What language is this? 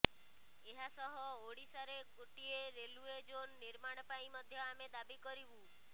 Odia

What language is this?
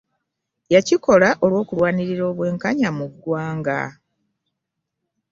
Ganda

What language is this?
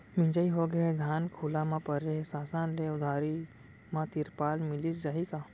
Chhattisgarhi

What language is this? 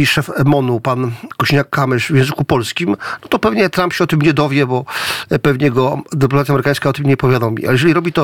Polish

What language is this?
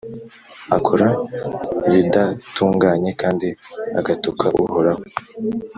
Kinyarwanda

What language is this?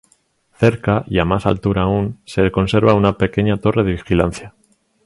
Spanish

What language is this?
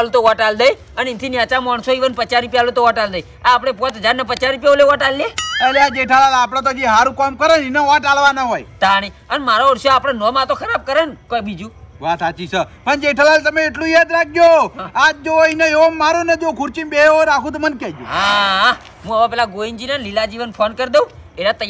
Indonesian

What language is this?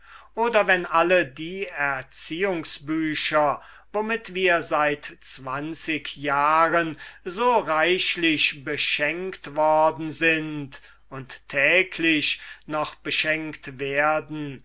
German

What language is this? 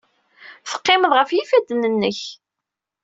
Kabyle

